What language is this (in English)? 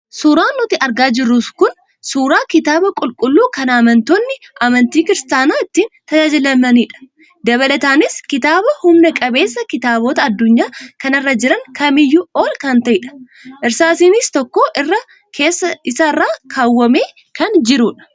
Oromo